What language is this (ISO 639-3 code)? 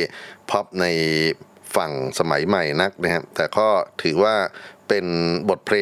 tha